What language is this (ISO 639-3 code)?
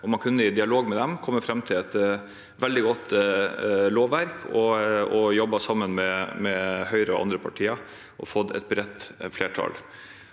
nor